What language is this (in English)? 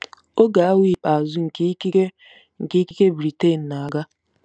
Igbo